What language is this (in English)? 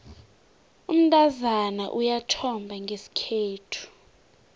South Ndebele